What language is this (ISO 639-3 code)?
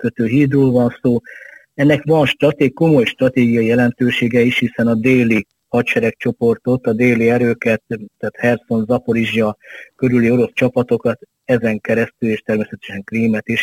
hun